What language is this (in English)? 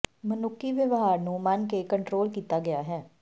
Punjabi